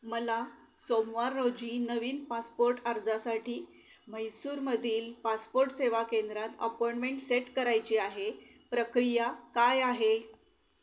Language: Marathi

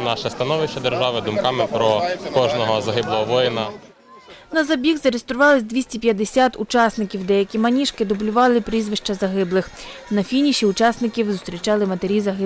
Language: Ukrainian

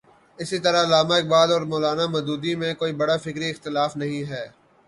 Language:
Urdu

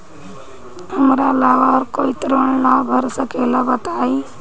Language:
Bhojpuri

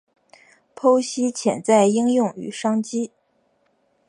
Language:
Chinese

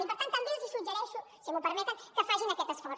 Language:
Catalan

